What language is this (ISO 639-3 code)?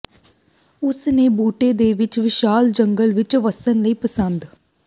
pan